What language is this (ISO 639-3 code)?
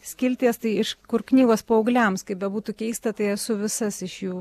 lit